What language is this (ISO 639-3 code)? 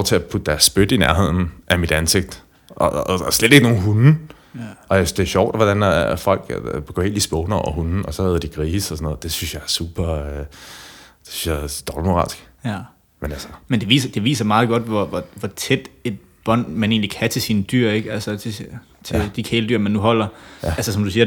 dan